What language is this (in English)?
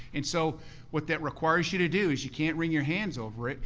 English